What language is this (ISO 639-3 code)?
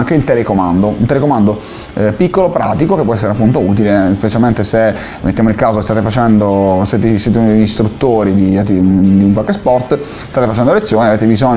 ita